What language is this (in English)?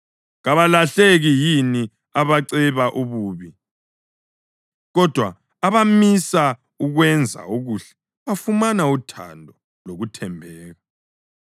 North Ndebele